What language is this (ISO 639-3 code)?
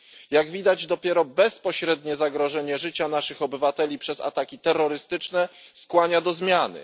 pol